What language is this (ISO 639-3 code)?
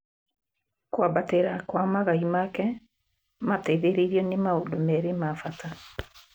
kik